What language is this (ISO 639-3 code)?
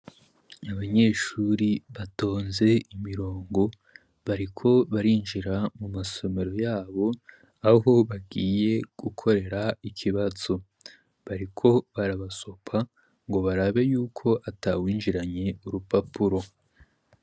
run